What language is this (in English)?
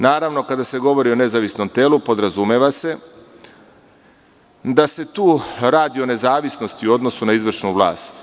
Serbian